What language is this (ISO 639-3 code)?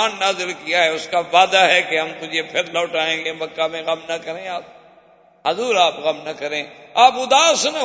urd